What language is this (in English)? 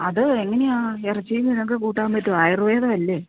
Malayalam